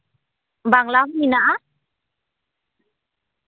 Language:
Santali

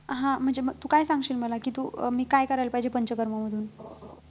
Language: Marathi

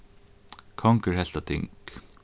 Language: Faroese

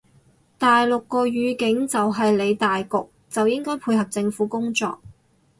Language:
Cantonese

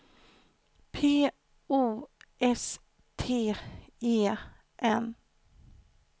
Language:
Swedish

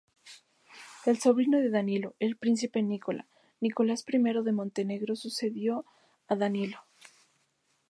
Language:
Spanish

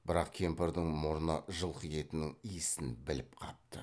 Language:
Kazakh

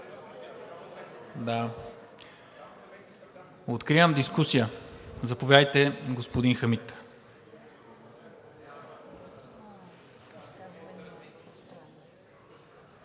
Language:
Bulgarian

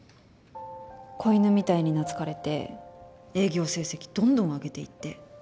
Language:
Japanese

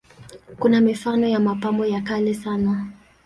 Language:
Swahili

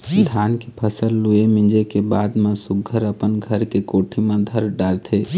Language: Chhattisgarhi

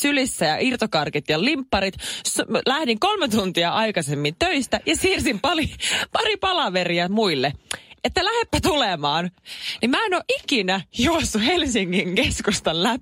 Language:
Finnish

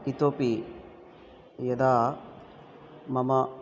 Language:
Sanskrit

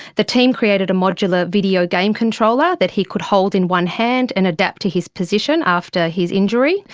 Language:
English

